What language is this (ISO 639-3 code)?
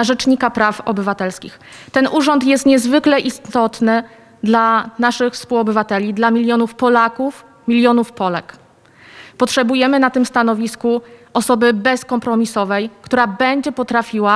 pol